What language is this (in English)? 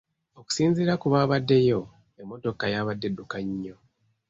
Ganda